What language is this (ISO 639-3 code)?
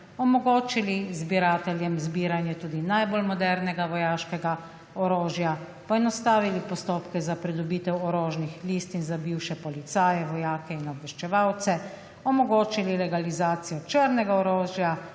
slv